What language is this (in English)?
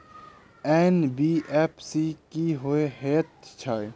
Maithili